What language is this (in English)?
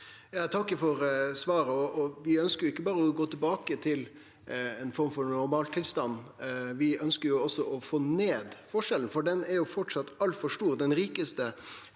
Norwegian